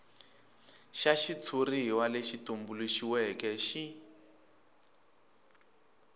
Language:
Tsonga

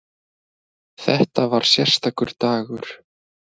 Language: Icelandic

